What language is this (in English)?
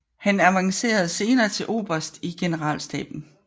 Danish